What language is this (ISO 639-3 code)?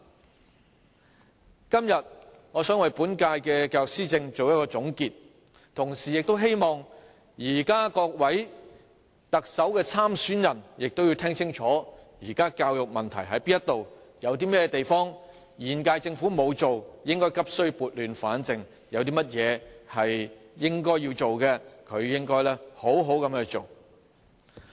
yue